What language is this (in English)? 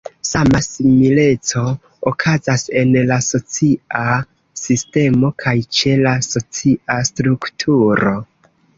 Esperanto